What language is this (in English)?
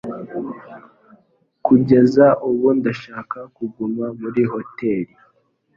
Kinyarwanda